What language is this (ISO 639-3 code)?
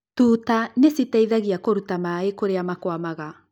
kik